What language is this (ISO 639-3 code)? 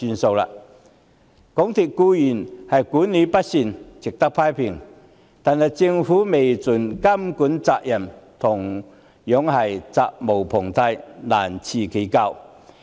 yue